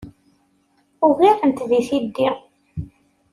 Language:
Kabyle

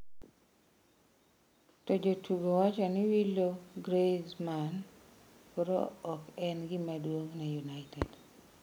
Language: Luo (Kenya and Tanzania)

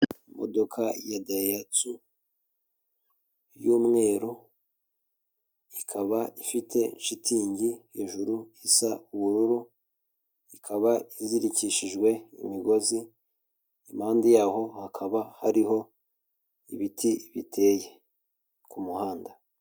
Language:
Kinyarwanda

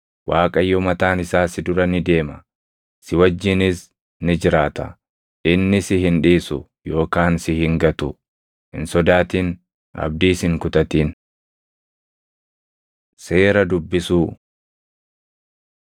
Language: Oromo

